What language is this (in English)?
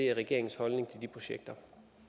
Danish